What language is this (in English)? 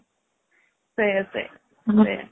Odia